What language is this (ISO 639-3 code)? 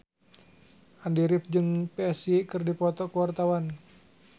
sun